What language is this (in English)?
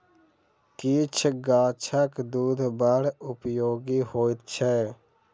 Maithili